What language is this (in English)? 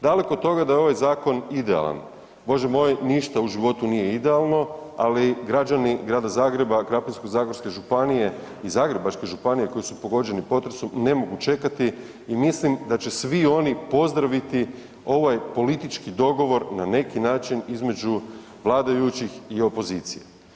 Croatian